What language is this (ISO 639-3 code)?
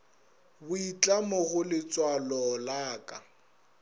nso